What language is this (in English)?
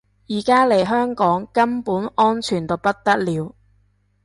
Cantonese